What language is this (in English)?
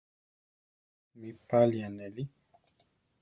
Central Tarahumara